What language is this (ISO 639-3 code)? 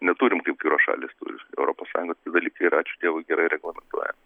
lit